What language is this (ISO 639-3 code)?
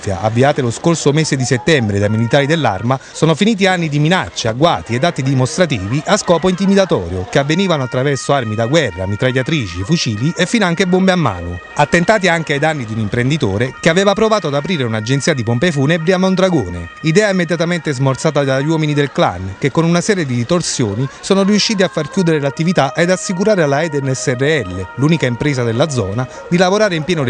ita